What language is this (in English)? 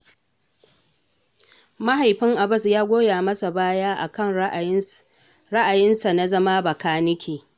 Hausa